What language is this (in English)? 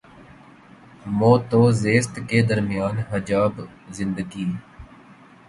Urdu